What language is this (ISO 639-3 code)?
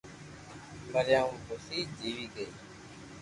lrk